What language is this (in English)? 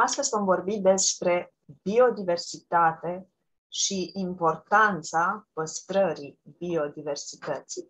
Romanian